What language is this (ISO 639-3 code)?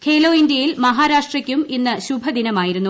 mal